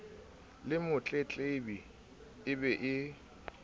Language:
Southern Sotho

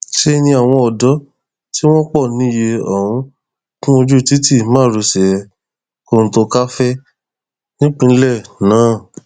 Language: Yoruba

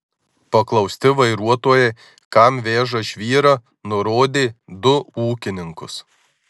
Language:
Lithuanian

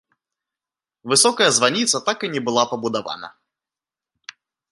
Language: Belarusian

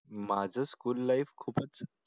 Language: Marathi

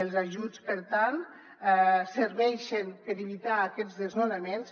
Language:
Catalan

